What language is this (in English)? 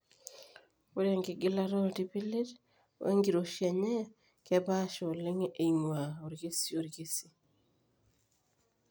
Masai